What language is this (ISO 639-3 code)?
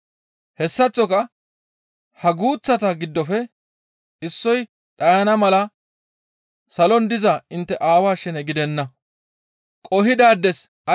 gmv